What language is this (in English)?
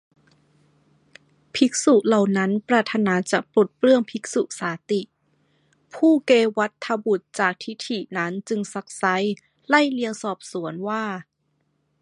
Thai